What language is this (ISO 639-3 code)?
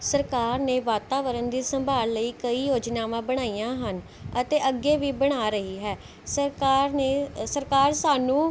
pan